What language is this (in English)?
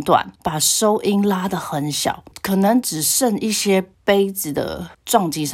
Chinese